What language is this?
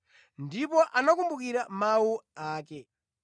Nyanja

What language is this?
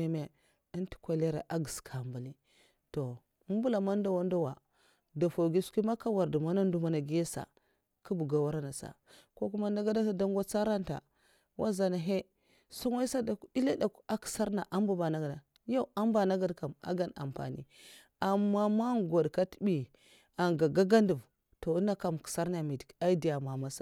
Mafa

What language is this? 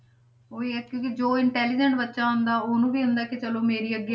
Punjabi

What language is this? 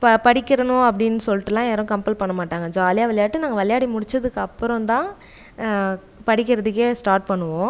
Tamil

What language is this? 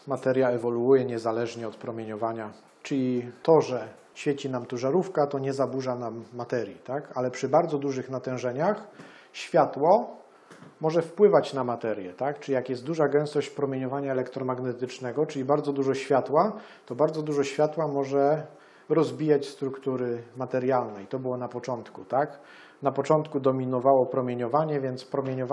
Polish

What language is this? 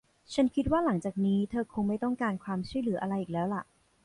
Thai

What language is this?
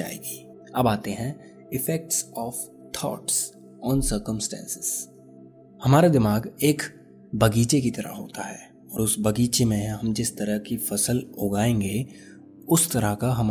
Hindi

